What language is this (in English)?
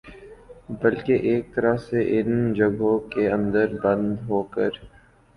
Urdu